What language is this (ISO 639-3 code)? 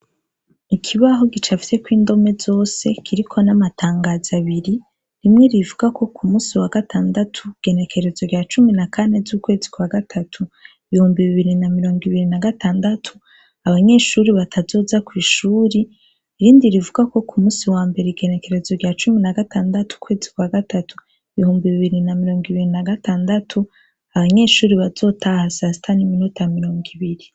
run